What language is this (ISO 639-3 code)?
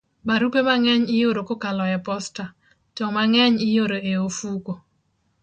luo